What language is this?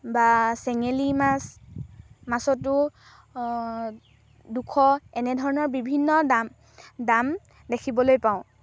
Assamese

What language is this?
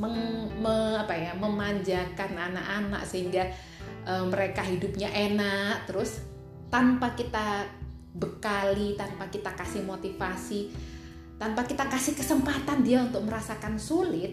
Indonesian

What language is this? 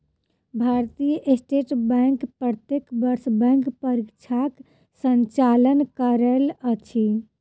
Maithili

